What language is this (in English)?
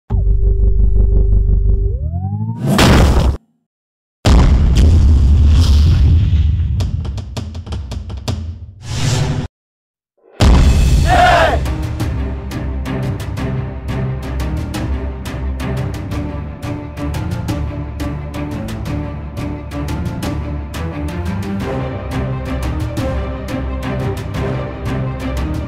English